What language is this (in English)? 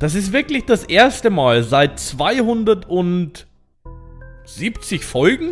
German